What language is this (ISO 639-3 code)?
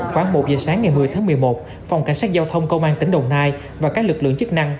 vie